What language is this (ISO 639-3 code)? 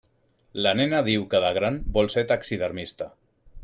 cat